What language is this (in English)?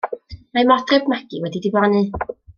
Welsh